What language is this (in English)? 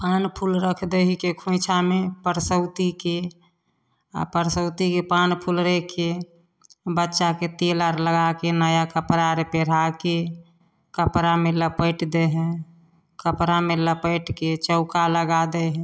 Maithili